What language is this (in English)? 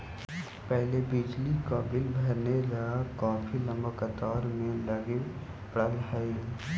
Magahi